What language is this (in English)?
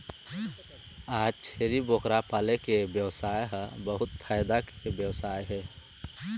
Chhattisgarhi